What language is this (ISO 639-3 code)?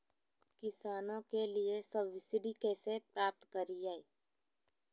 mag